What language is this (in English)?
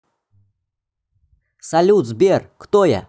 Russian